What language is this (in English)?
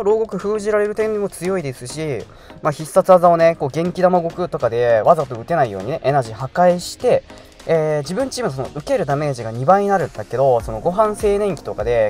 Japanese